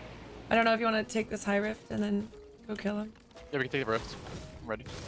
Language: English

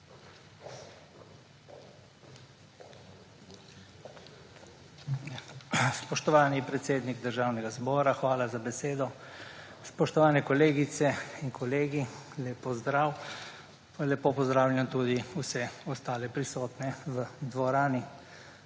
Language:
Slovenian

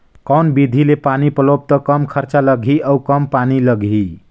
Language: Chhattisgarhi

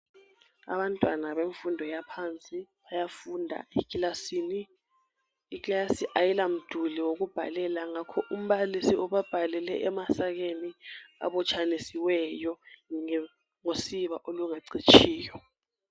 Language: North Ndebele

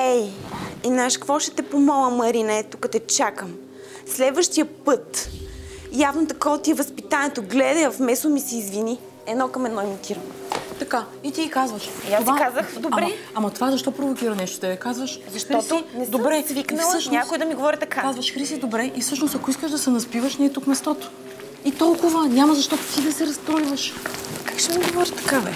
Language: Bulgarian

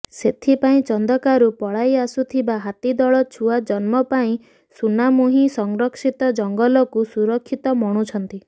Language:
Odia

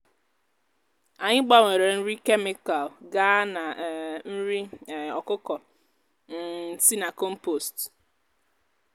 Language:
Igbo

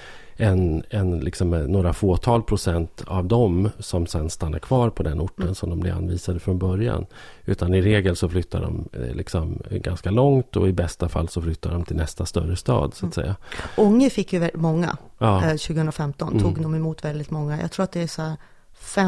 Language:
Swedish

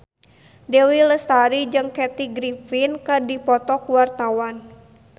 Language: Sundanese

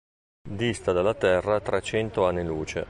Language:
Italian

